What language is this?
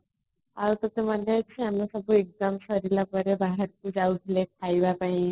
Odia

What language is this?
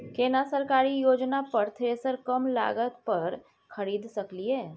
Maithili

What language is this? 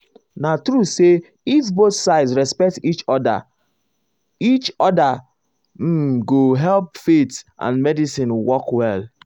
Nigerian Pidgin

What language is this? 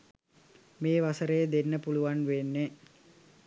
Sinhala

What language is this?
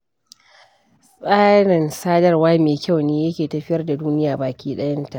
Hausa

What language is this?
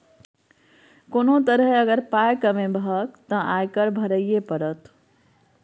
Maithili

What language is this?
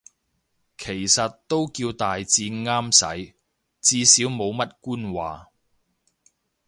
Cantonese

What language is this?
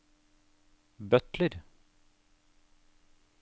Norwegian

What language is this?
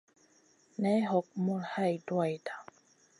Masana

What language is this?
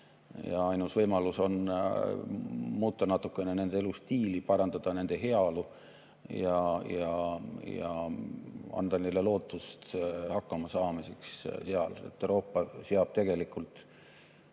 Estonian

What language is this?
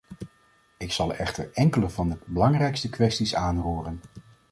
Dutch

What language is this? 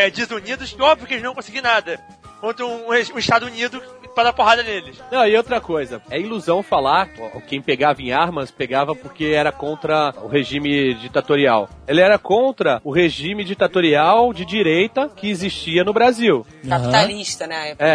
Portuguese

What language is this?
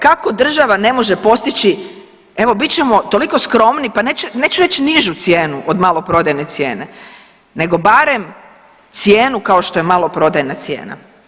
Croatian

